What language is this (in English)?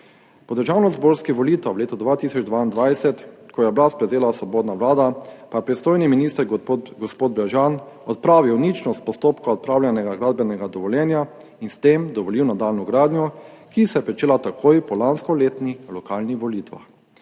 Slovenian